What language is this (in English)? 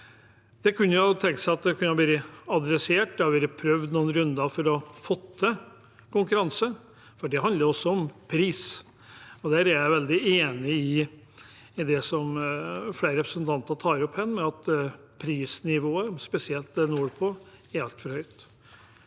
Norwegian